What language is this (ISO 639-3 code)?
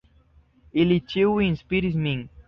epo